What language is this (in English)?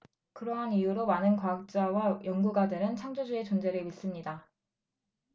Korean